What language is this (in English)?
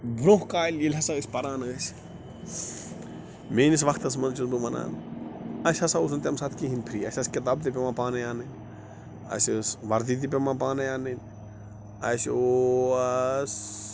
Kashmiri